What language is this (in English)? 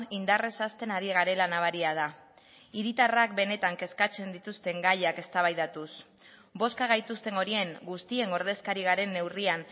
Basque